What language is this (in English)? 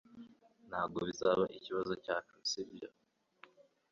Kinyarwanda